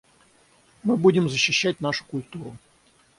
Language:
Russian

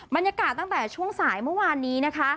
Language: Thai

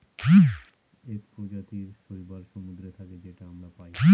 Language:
Bangla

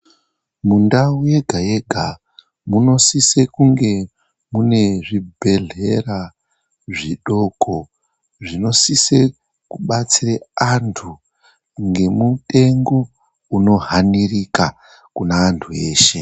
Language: Ndau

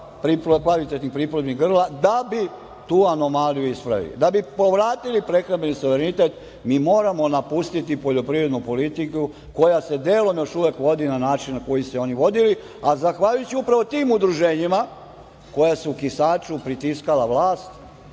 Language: Serbian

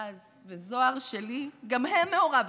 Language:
Hebrew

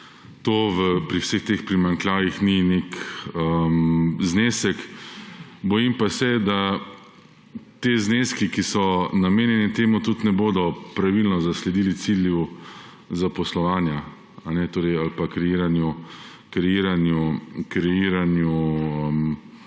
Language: Slovenian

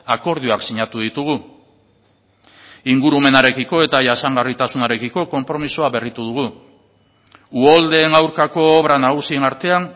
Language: Basque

